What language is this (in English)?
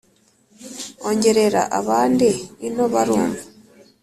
Kinyarwanda